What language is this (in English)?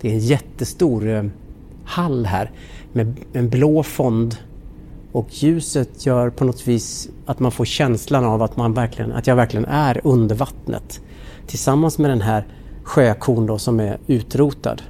Swedish